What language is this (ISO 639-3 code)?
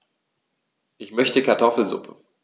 deu